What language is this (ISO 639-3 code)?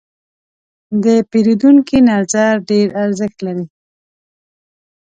pus